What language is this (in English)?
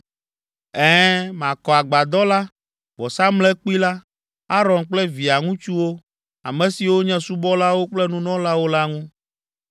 Ewe